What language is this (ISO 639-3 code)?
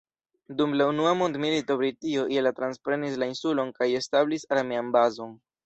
epo